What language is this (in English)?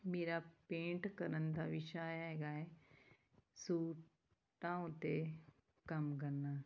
Punjabi